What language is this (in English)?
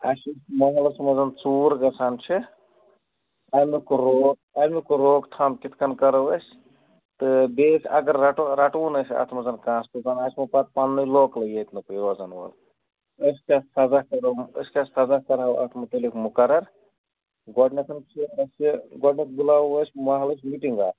Kashmiri